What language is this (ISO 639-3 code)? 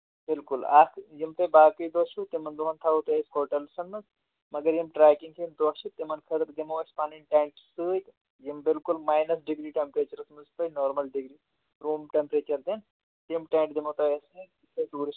kas